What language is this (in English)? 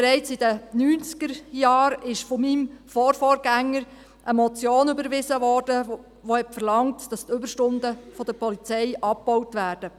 Swiss German